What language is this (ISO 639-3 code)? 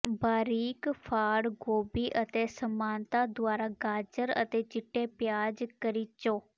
pan